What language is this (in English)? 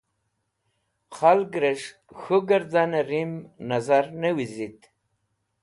Wakhi